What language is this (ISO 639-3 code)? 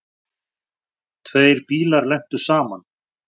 isl